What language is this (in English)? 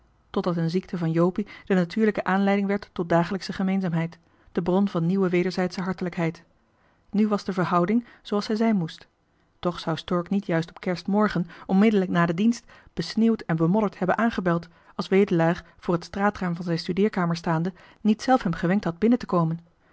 Dutch